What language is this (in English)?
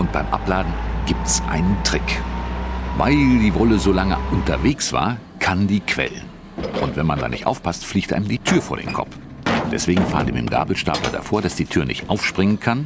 German